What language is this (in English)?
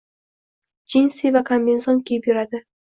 Uzbek